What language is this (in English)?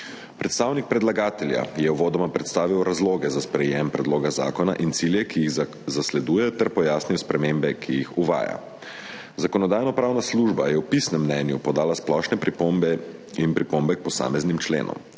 Slovenian